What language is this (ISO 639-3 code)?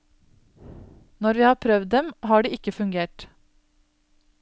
nor